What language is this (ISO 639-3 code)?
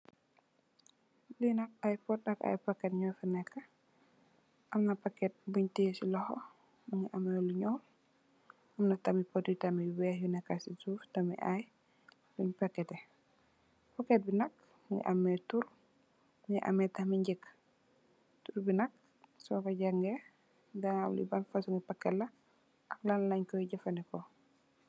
wol